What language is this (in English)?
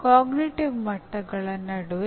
Kannada